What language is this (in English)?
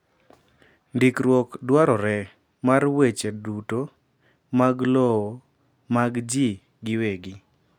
Luo (Kenya and Tanzania)